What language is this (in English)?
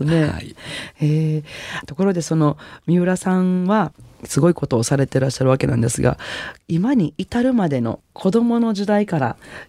Japanese